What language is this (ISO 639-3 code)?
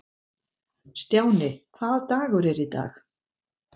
isl